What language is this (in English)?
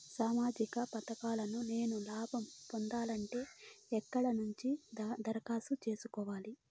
Telugu